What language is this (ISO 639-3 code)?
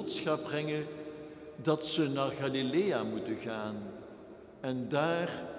nld